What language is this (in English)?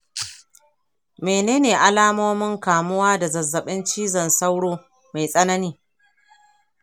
Hausa